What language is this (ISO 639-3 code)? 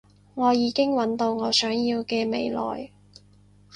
yue